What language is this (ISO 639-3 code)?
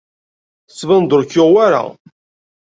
kab